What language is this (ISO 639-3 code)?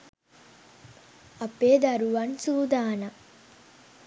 sin